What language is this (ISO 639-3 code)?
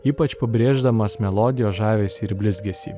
lit